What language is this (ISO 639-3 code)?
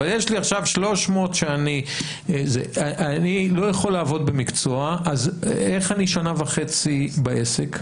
heb